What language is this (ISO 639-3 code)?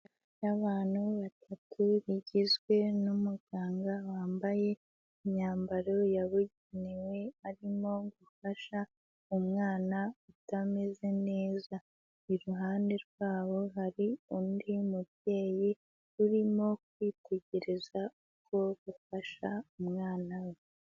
kin